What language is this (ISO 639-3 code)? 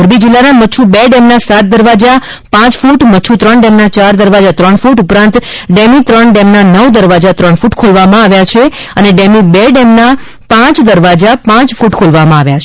guj